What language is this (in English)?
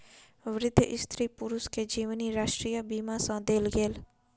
Maithili